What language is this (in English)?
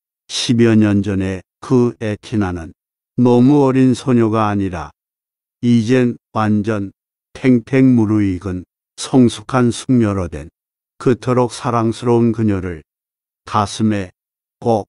Korean